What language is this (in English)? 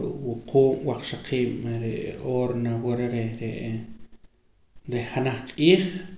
Poqomam